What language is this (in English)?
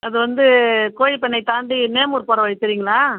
Tamil